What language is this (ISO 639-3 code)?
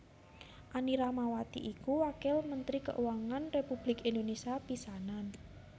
jav